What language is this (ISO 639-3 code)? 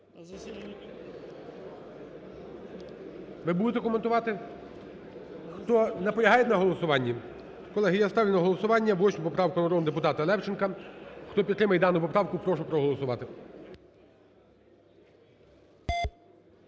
ukr